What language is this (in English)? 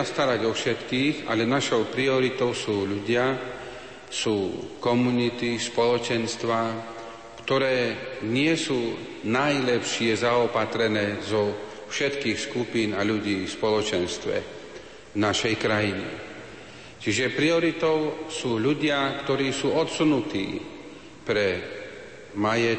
Slovak